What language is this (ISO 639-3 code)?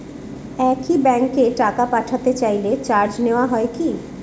ben